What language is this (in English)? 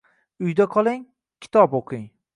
Uzbek